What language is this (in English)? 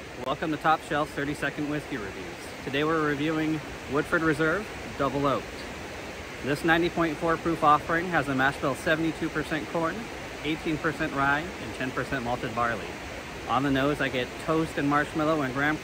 English